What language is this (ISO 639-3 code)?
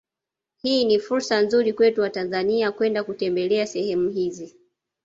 swa